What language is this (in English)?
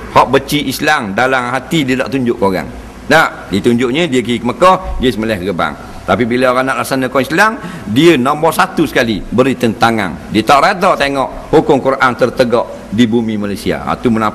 Malay